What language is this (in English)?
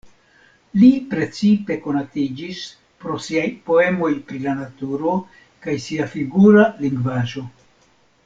Esperanto